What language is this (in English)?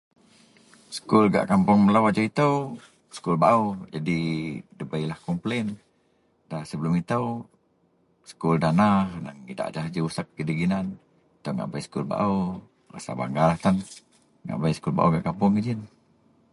Central Melanau